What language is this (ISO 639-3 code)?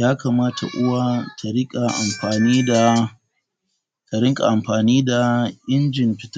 hau